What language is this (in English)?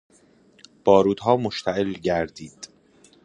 Persian